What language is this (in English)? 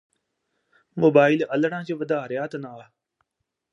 Punjabi